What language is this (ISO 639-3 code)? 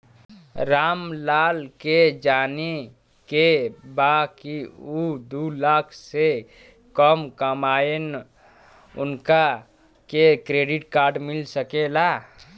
bho